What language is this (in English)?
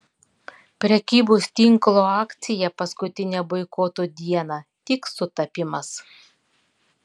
Lithuanian